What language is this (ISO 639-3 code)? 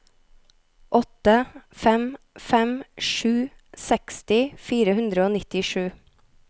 nor